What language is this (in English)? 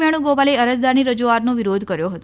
Gujarati